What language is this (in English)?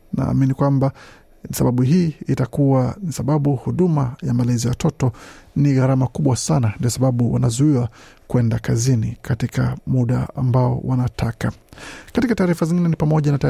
Swahili